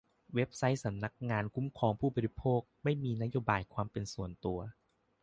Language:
Thai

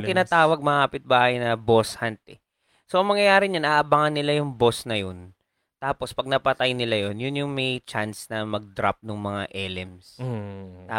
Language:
Filipino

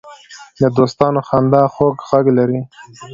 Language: Pashto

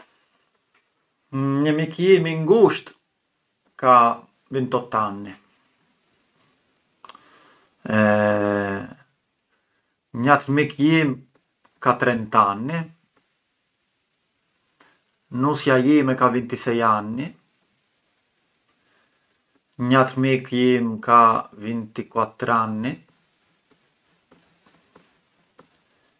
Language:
Arbëreshë Albanian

